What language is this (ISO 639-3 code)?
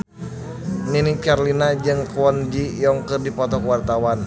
sun